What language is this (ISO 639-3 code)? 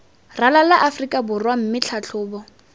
tsn